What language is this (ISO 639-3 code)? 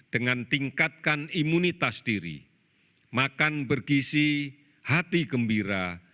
ind